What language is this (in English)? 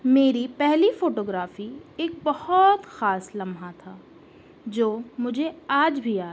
Urdu